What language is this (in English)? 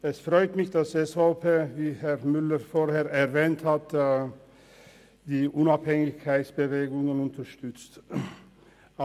Swiss German